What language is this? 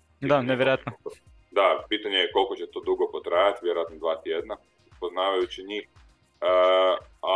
Croatian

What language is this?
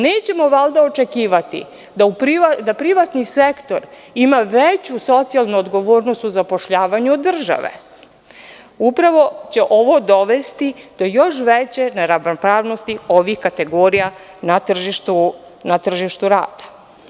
Serbian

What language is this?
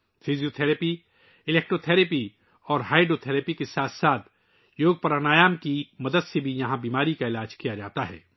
Urdu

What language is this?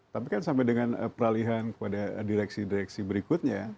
Indonesian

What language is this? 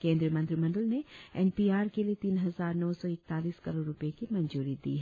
Hindi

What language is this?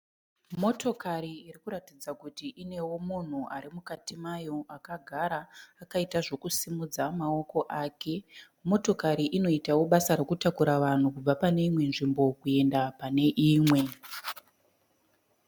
Shona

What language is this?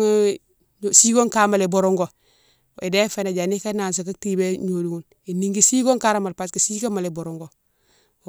Mansoanka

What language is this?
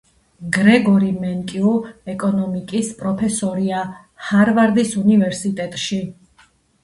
Georgian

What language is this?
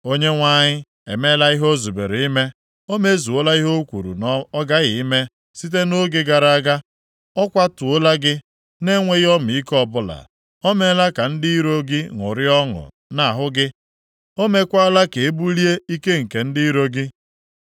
Igbo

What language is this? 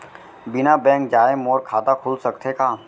Chhattisgarhi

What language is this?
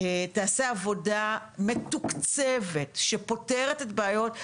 Hebrew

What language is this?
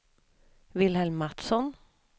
Swedish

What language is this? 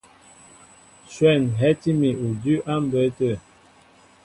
Mbo (Cameroon)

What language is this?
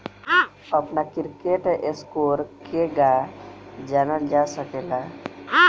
Bhojpuri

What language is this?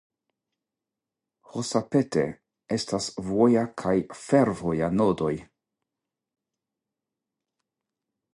Esperanto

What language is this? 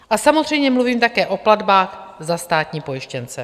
Czech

